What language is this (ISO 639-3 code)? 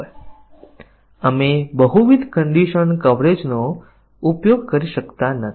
guj